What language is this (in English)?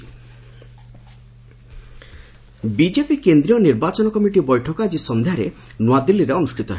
Odia